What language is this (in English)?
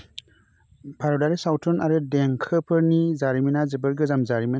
Bodo